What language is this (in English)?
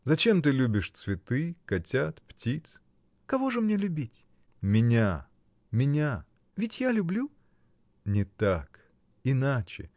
Russian